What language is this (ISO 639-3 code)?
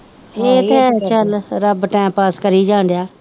pan